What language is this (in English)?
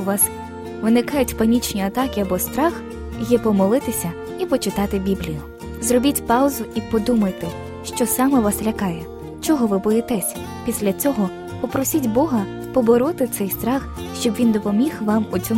Ukrainian